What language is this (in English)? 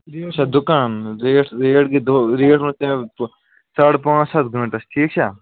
Kashmiri